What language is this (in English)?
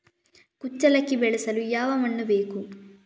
Kannada